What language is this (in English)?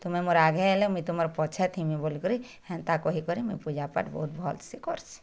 Odia